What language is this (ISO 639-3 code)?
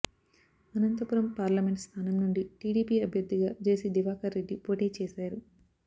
tel